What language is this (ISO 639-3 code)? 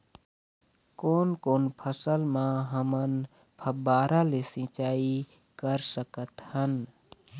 hne